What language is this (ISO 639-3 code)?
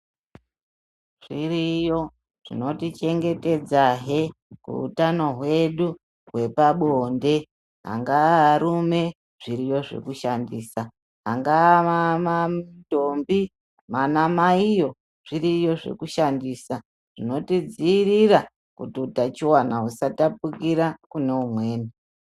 ndc